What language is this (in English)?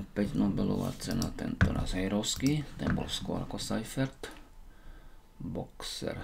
Romanian